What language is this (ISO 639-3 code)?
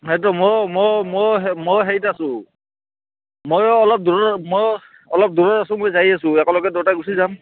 asm